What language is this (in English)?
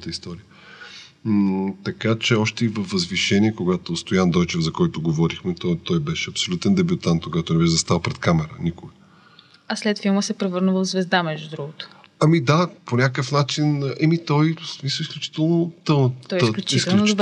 Bulgarian